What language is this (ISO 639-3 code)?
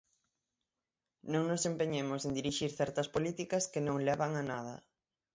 glg